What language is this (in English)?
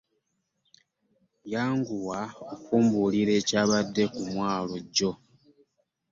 Ganda